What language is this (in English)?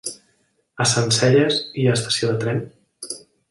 Catalan